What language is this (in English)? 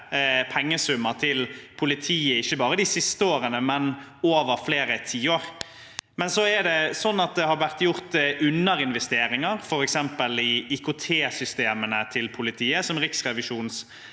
Norwegian